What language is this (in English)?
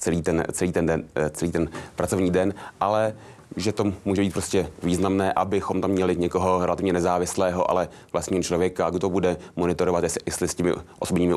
Czech